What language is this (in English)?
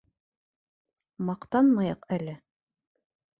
Bashkir